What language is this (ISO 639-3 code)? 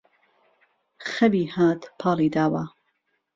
ckb